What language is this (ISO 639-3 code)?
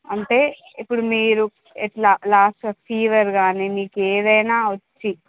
tel